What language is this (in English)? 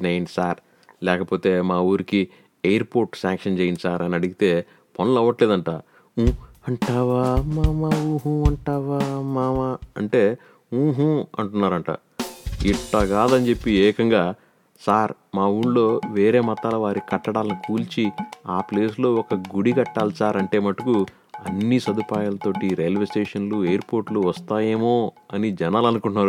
Telugu